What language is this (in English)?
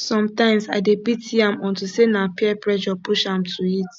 Nigerian Pidgin